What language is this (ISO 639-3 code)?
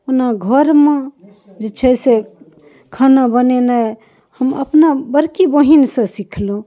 mai